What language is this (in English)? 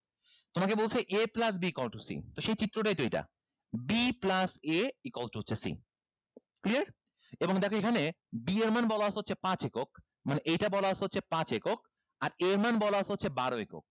Bangla